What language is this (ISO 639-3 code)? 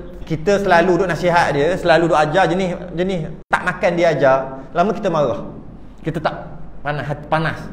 msa